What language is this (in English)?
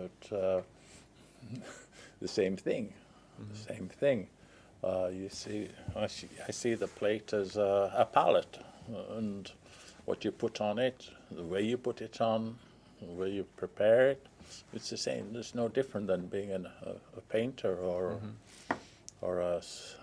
English